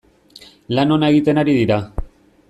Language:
Basque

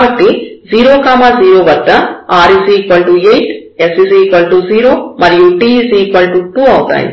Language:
Telugu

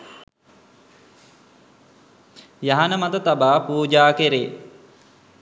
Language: Sinhala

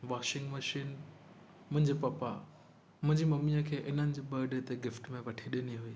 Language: Sindhi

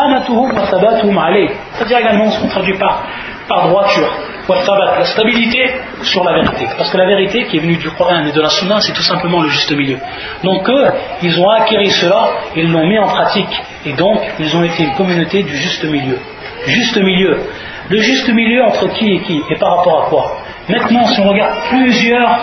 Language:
French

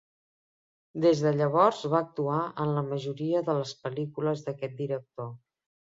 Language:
Catalan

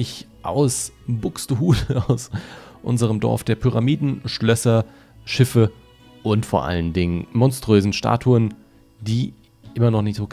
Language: German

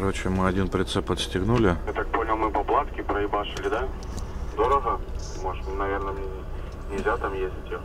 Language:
Russian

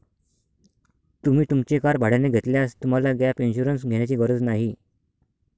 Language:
Marathi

